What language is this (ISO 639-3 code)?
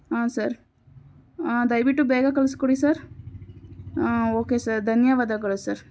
kan